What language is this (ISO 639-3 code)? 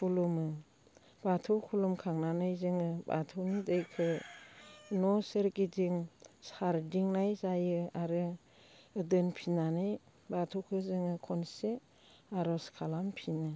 brx